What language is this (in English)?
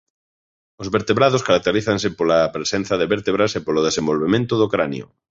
Galician